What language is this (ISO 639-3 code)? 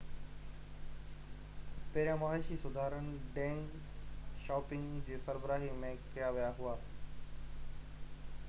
snd